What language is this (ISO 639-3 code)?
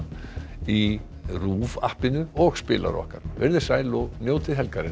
isl